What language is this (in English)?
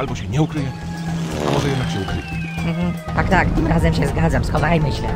Polish